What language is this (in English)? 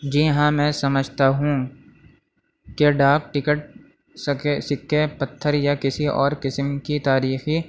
Urdu